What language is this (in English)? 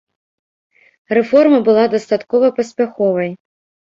Belarusian